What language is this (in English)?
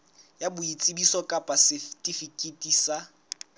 Southern Sotho